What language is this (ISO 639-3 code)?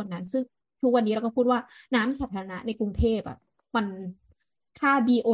tha